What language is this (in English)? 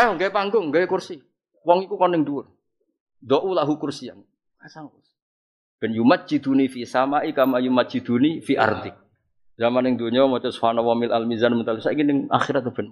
Indonesian